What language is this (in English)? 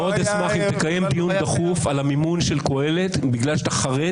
Hebrew